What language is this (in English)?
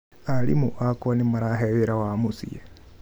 Kikuyu